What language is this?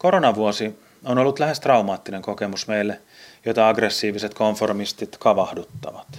Finnish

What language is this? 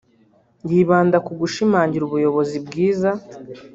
Kinyarwanda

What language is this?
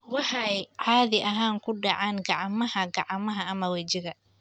Somali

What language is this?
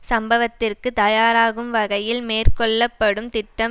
Tamil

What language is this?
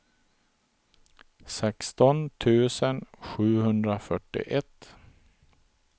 Swedish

